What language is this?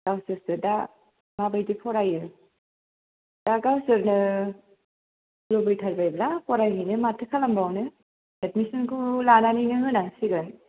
Bodo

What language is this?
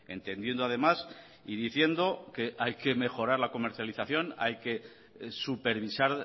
Spanish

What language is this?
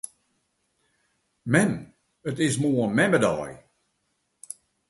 Western Frisian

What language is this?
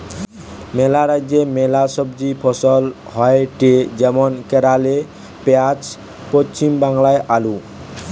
Bangla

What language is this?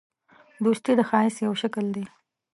Pashto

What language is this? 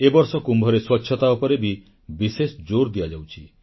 Odia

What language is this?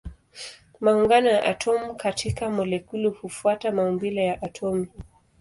Swahili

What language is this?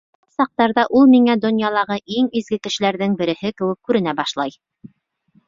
Bashkir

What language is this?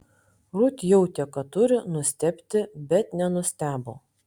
Lithuanian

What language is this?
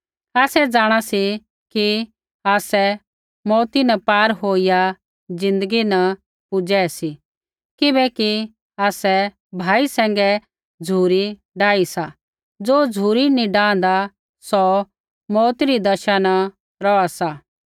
Kullu Pahari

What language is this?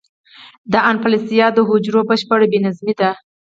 Pashto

